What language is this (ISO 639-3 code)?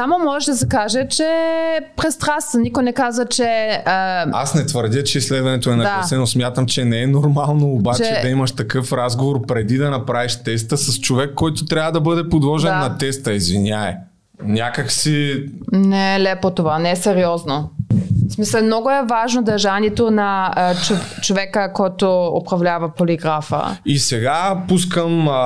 bul